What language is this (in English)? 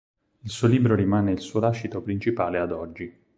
Italian